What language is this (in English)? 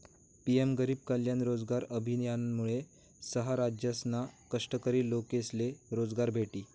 Marathi